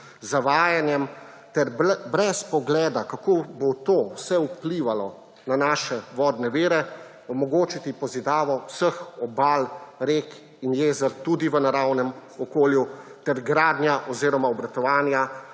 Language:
Slovenian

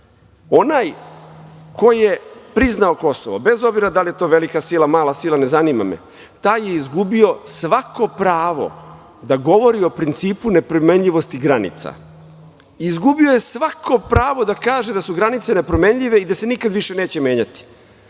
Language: Serbian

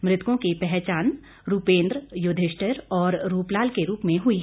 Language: Hindi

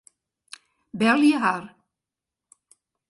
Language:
Western Frisian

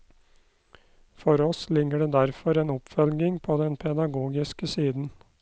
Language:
Norwegian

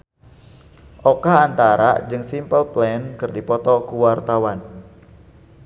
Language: Sundanese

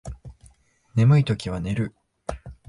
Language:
Japanese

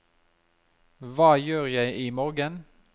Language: Norwegian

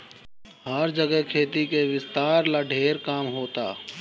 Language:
Bhojpuri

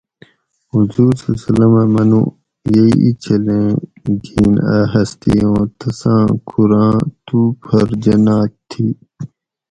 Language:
Gawri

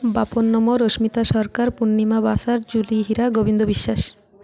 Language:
Odia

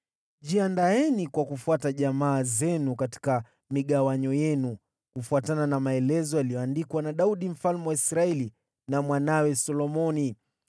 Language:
Swahili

